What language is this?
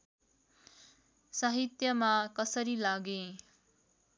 Nepali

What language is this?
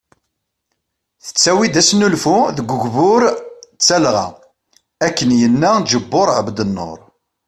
Kabyle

